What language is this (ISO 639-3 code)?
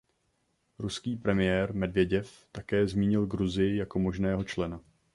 ces